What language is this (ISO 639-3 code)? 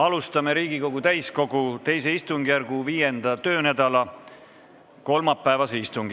est